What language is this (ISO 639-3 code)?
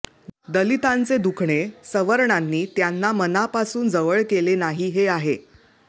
mar